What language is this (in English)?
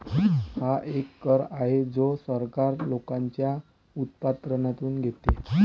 Marathi